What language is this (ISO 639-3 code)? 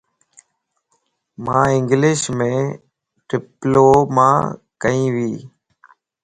lss